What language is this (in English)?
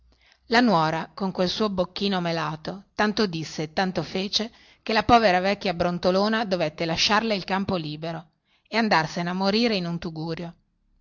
Italian